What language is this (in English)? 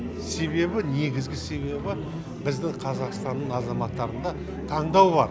Kazakh